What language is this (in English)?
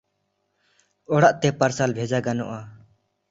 Santali